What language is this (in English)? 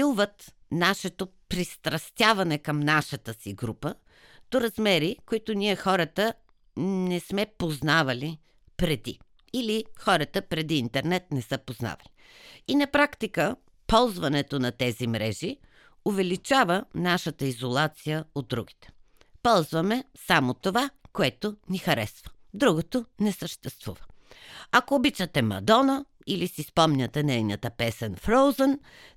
Bulgarian